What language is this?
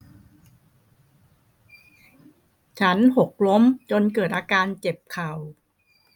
Thai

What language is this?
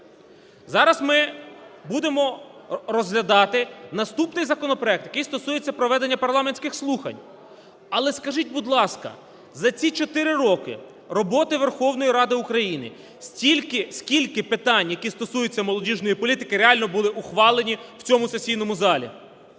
Ukrainian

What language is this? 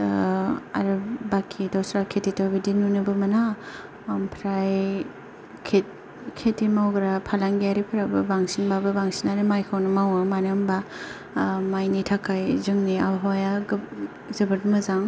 Bodo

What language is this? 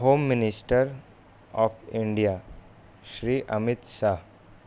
Urdu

